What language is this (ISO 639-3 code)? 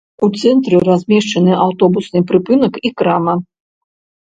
bel